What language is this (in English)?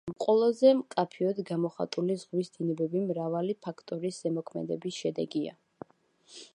Georgian